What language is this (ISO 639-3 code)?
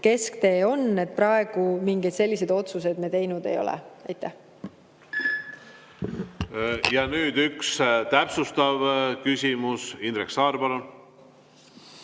est